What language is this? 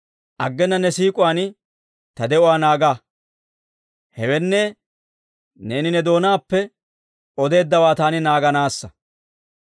Dawro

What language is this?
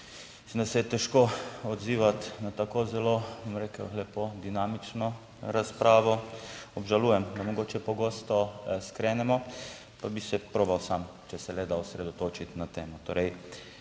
Slovenian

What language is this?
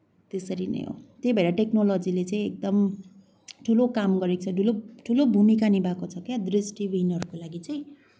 Nepali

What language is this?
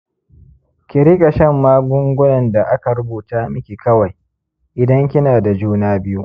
Hausa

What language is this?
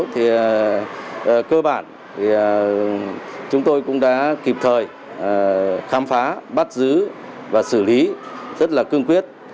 Vietnamese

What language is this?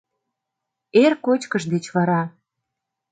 Mari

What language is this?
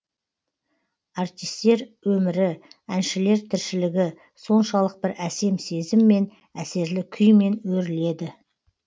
Kazakh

